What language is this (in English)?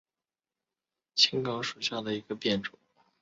Chinese